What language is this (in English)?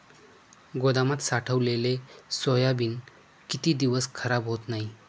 Marathi